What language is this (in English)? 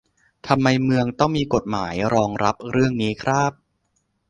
Thai